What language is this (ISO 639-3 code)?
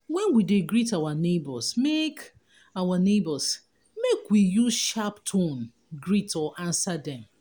pcm